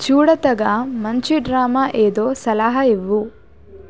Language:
Telugu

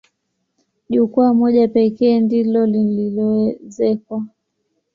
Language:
Swahili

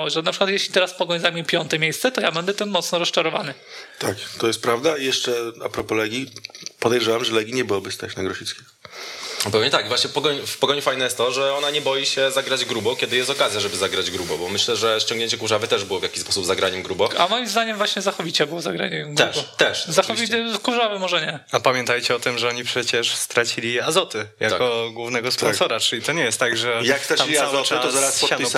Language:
Polish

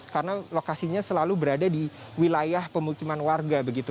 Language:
Indonesian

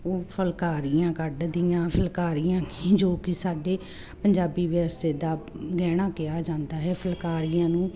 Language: Punjabi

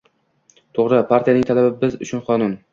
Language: Uzbek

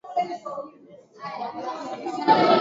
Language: Swahili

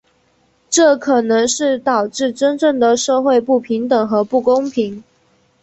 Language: Chinese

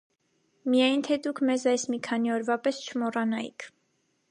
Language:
Armenian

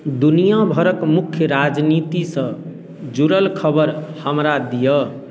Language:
Maithili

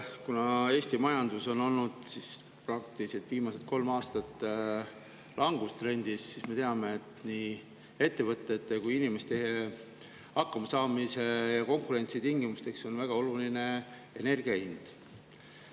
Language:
Estonian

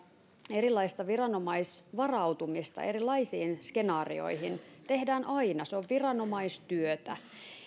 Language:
Finnish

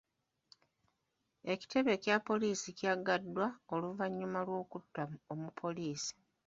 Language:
Ganda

